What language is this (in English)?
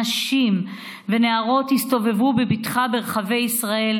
Hebrew